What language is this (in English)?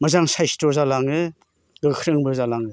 Bodo